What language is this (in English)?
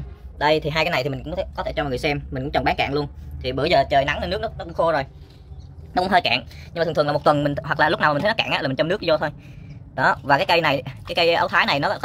Vietnamese